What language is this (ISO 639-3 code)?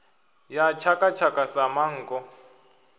ven